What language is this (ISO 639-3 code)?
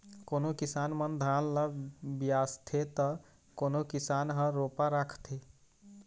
hne